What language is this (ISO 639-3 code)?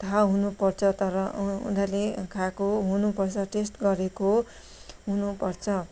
nep